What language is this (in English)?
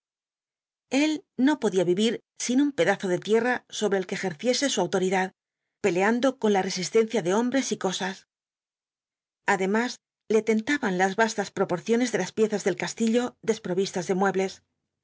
Spanish